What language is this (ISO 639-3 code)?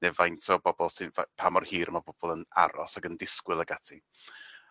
cym